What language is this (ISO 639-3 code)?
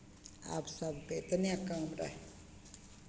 mai